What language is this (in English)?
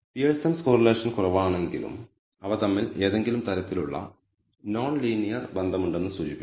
Malayalam